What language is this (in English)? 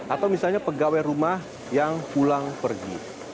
Indonesian